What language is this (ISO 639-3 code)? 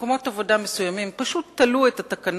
heb